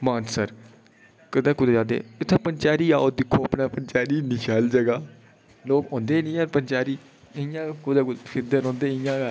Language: Dogri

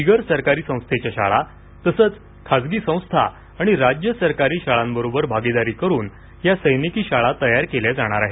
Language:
Marathi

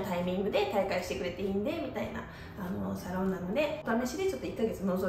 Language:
Japanese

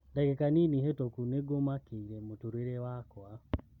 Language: Kikuyu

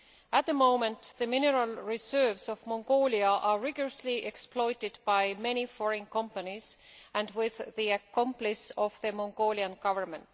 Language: English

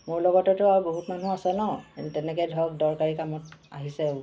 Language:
Assamese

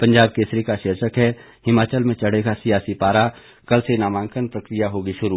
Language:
Hindi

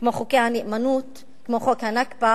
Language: Hebrew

